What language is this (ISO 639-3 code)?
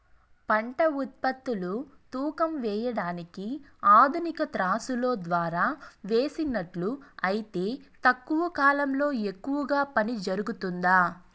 tel